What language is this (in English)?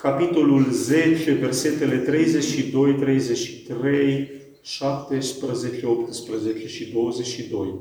Romanian